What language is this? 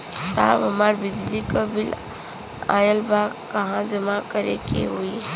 Bhojpuri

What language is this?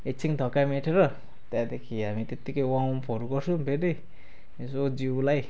Nepali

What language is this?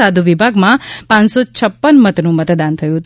Gujarati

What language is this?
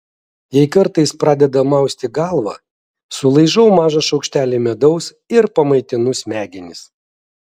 Lithuanian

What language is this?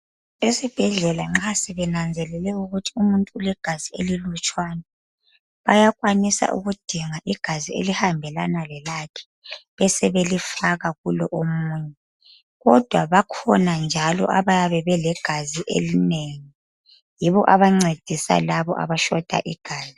North Ndebele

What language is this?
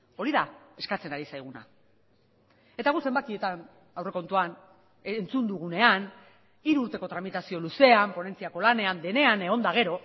Basque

